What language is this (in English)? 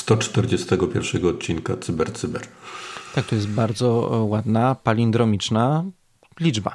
Polish